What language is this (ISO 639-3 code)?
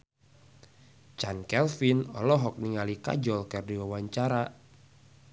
sun